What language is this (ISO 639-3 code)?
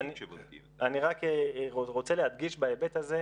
heb